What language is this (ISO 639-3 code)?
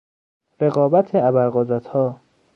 fas